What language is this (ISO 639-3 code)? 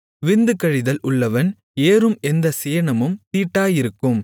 tam